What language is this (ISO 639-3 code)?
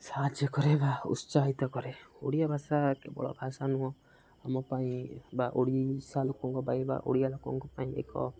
ori